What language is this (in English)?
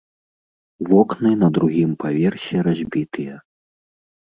Belarusian